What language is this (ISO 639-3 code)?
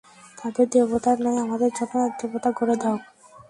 ben